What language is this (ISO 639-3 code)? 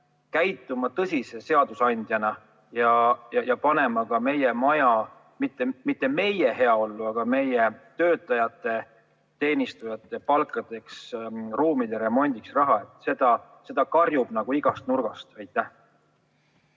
est